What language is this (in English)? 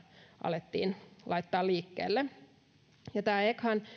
Finnish